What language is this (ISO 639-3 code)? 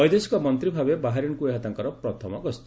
ori